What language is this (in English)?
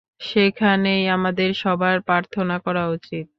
Bangla